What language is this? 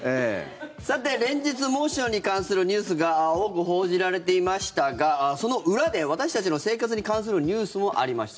Japanese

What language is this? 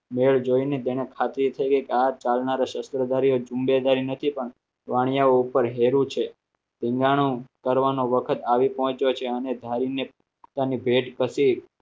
Gujarati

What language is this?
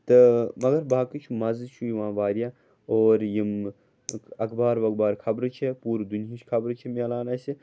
Kashmiri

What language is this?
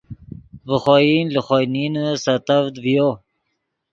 Yidgha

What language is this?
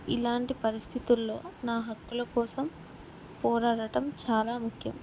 Telugu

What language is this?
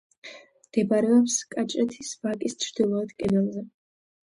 Georgian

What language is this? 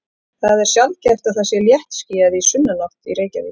Icelandic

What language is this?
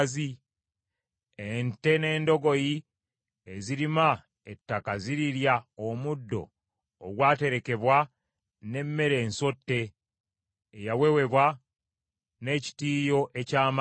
Ganda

